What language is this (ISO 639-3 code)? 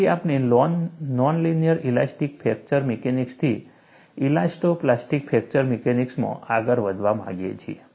guj